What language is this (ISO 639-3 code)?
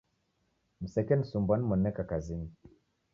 dav